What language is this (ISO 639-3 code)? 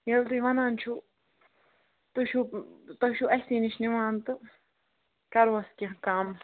kas